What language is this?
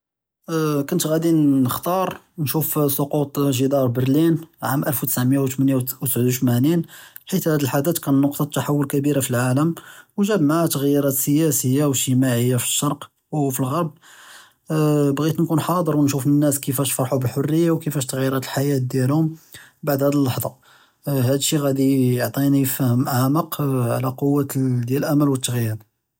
Judeo-Arabic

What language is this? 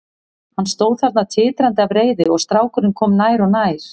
Icelandic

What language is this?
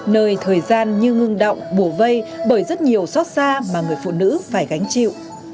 Vietnamese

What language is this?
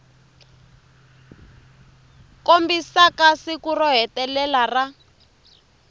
Tsonga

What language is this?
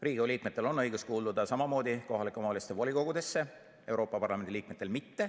Estonian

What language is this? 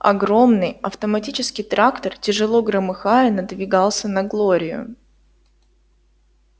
Russian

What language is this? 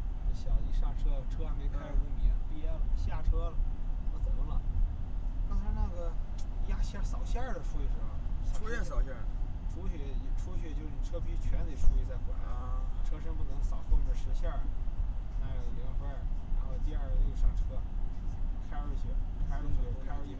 Chinese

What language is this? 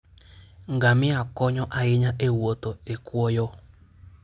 Luo (Kenya and Tanzania)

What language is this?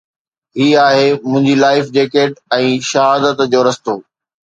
Sindhi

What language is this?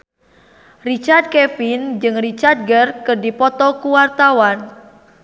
Sundanese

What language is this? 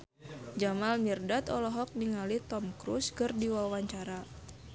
Sundanese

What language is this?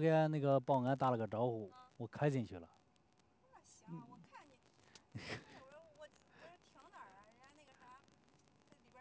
Chinese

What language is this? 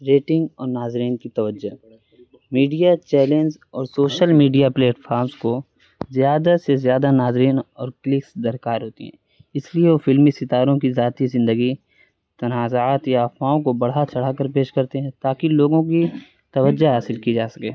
Urdu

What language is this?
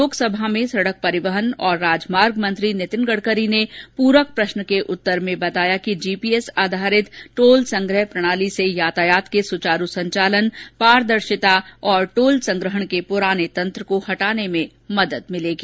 Hindi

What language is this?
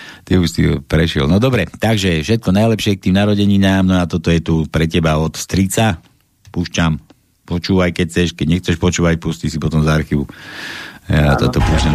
Slovak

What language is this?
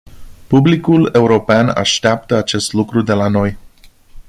Romanian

